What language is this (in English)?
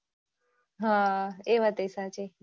Gujarati